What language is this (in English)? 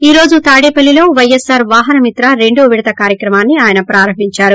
Telugu